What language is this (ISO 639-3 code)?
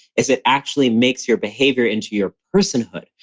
eng